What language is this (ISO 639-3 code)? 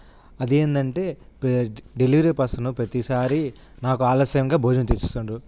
tel